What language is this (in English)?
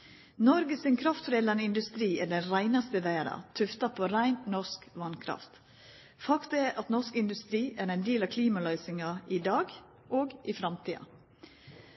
Norwegian Nynorsk